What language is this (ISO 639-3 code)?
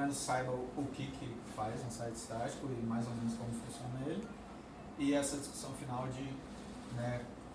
por